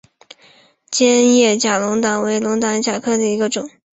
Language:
Chinese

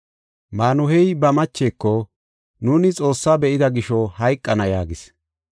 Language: Gofa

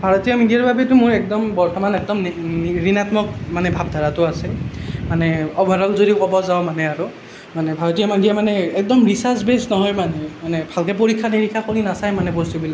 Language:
Assamese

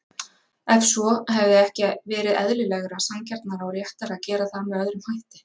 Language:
Icelandic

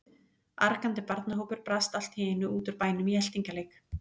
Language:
Icelandic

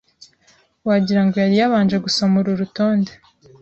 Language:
Kinyarwanda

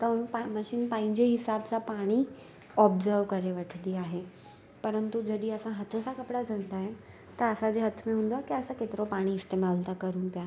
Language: Sindhi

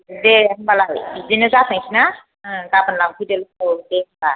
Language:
Bodo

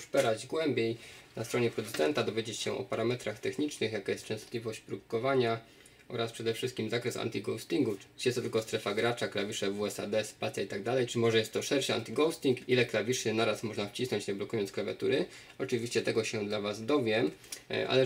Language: Polish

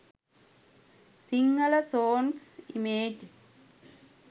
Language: Sinhala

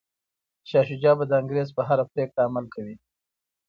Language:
Pashto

